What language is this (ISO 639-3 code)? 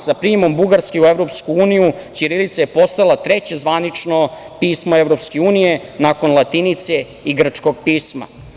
srp